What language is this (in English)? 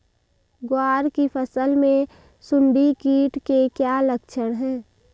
Hindi